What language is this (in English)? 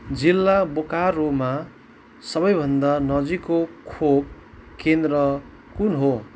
Nepali